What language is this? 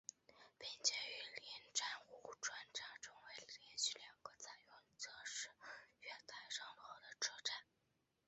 Chinese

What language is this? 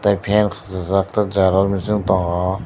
Kok Borok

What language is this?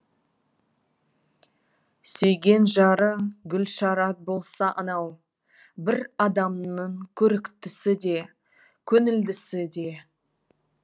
Kazakh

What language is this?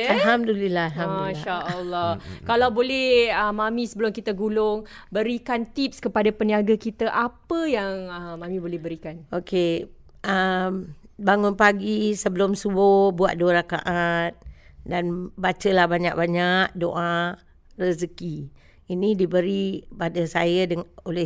Malay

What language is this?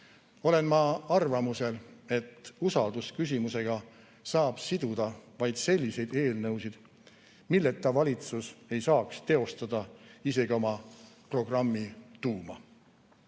Estonian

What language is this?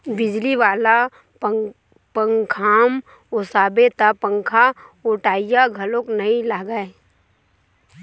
Chhattisgarhi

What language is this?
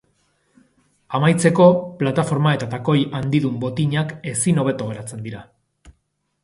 Basque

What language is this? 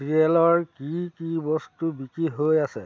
Assamese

